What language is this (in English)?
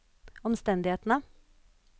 Norwegian